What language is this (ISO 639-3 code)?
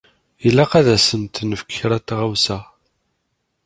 kab